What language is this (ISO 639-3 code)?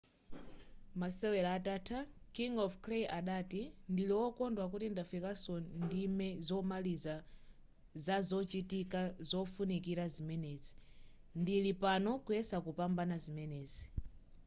nya